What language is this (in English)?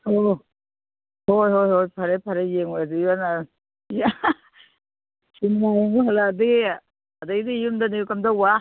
Manipuri